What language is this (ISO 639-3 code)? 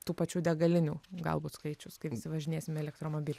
lit